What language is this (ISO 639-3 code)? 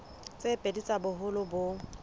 sot